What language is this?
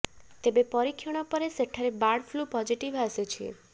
Odia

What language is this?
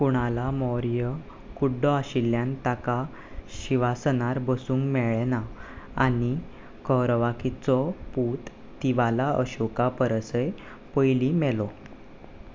Konkani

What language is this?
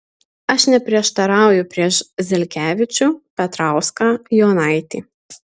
Lithuanian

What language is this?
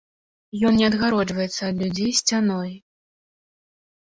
Belarusian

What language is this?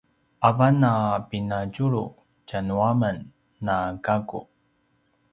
Paiwan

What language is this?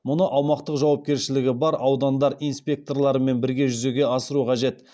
Kazakh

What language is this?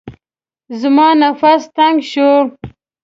Pashto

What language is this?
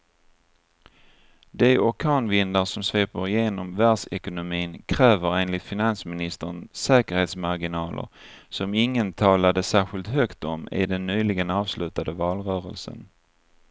Swedish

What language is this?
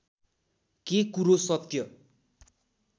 Nepali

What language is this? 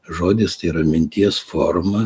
Lithuanian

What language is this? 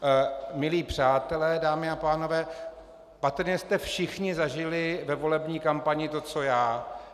Czech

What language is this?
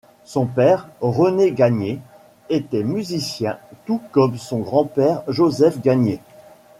French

